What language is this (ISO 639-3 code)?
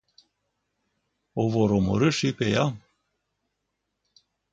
ron